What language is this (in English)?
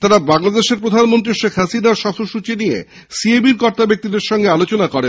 Bangla